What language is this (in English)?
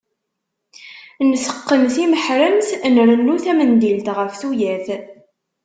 Kabyle